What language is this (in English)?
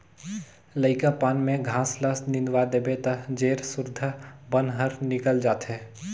Chhattisgarhi